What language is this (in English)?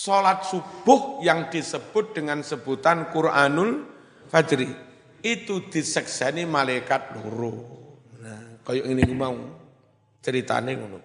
Indonesian